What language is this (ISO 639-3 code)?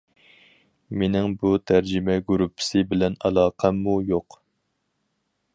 uig